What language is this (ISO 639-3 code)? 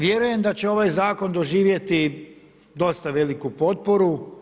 hrv